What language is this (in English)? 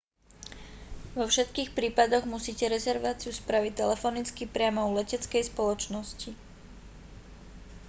Slovak